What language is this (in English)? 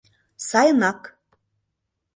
Mari